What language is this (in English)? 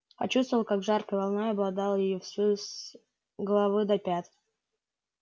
Russian